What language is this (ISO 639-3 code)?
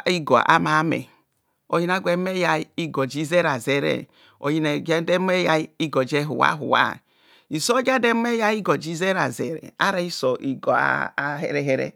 bcs